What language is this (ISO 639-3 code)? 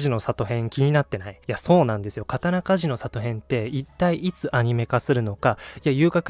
jpn